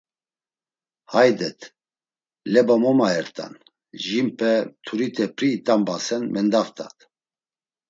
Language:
Laz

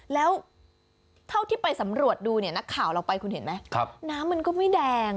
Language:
Thai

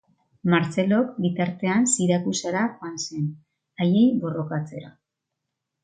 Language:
Basque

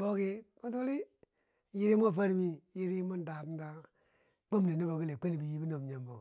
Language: Bangwinji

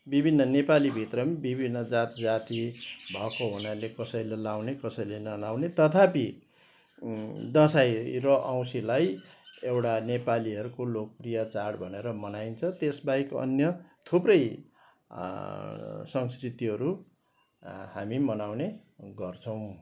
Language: Nepali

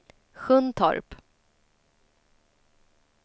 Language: Swedish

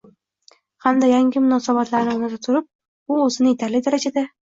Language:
Uzbek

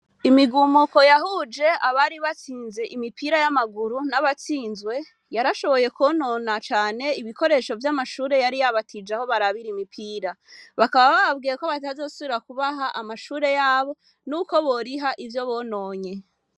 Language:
Rundi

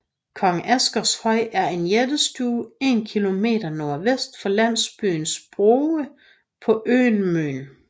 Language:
Danish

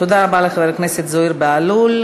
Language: Hebrew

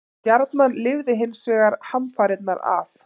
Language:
Icelandic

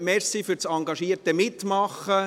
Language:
Swiss German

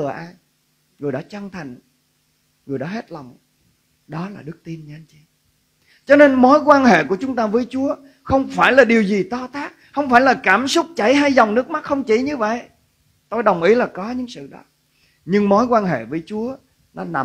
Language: Vietnamese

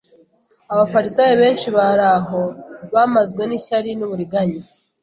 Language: Kinyarwanda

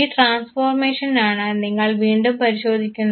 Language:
Malayalam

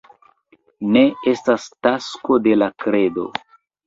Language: Esperanto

